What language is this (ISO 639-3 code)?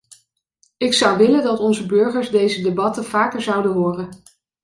nld